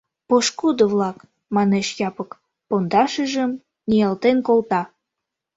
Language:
Mari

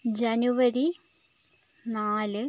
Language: Malayalam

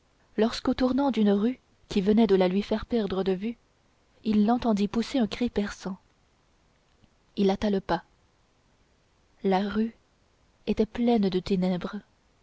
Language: French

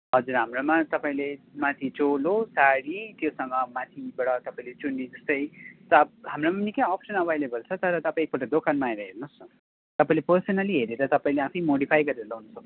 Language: Nepali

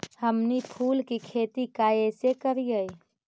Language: Magahi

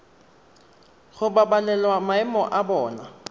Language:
Tswana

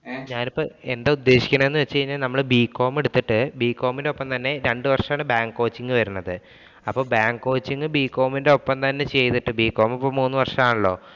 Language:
Malayalam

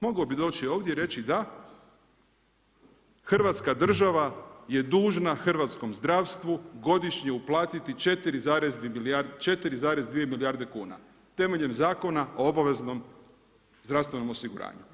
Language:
Croatian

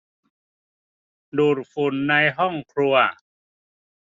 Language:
Thai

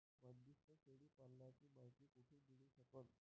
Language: Marathi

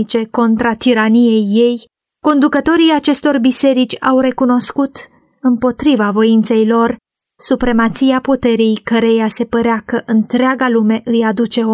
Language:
Romanian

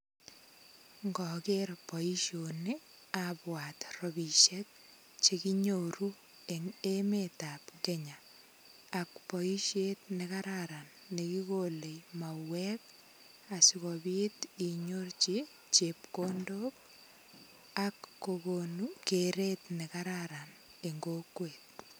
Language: Kalenjin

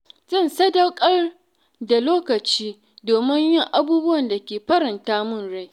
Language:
Hausa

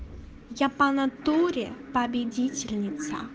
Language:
Russian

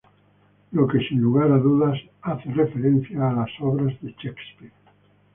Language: Spanish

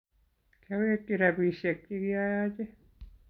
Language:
Kalenjin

